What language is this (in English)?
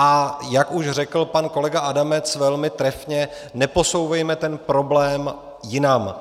Czech